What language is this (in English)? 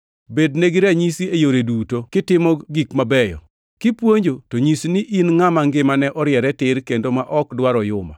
Luo (Kenya and Tanzania)